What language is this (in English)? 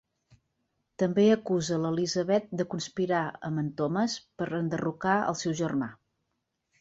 Catalan